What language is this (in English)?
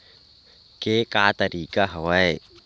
Chhattisgarhi